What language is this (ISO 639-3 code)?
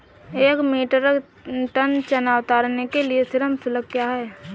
hin